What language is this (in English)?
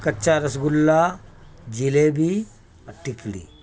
Urdu